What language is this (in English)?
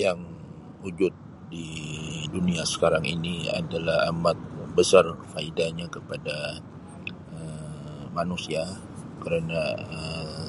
Sabah Malay